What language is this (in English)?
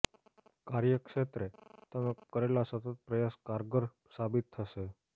Gujarati